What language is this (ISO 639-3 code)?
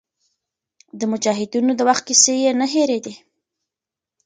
pus